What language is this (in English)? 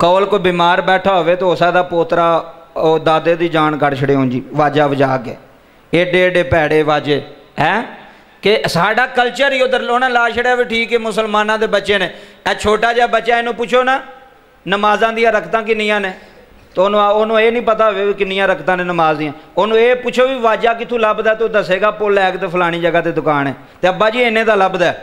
Punjabi